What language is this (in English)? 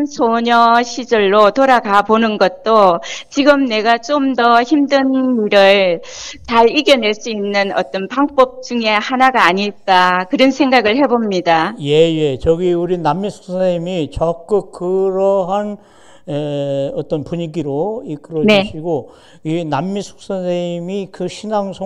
Korean